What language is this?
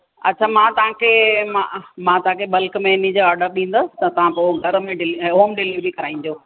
Sindhi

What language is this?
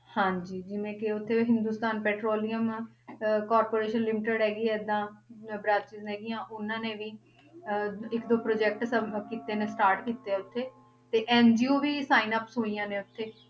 Punjabi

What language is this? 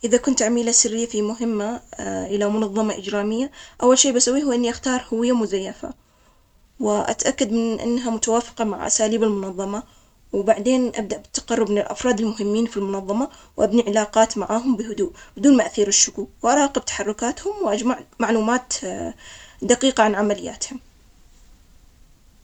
Omani Arabic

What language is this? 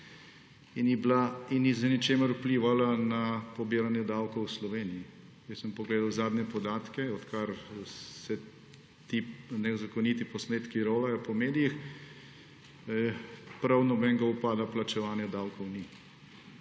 Slovenian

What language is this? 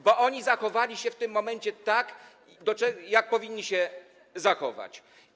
Polish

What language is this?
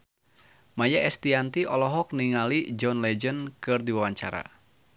Sundanese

